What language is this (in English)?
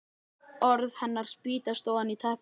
Icelandic